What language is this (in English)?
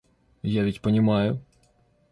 Russian